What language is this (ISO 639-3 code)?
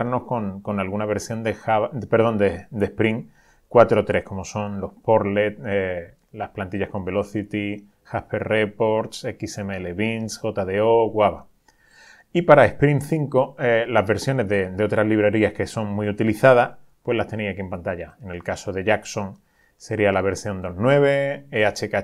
spa